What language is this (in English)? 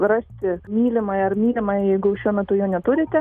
Lithuanian